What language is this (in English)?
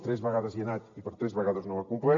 Catalan